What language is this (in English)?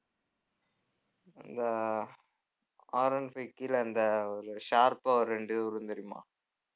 Tamil